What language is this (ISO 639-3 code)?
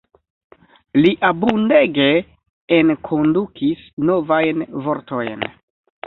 epo